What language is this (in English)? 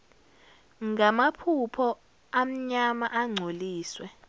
Zulu